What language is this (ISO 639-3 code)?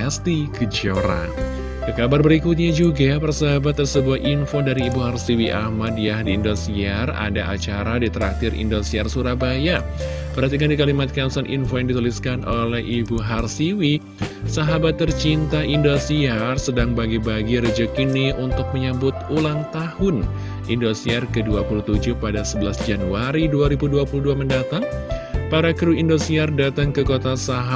ind